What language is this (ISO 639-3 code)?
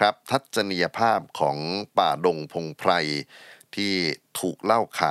tha